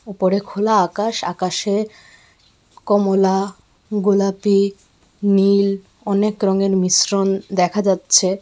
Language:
Bangla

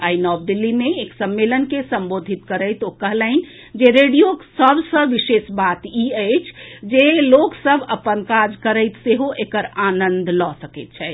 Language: Maithili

